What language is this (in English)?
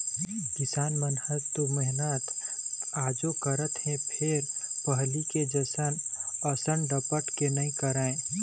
Chhattisgarhi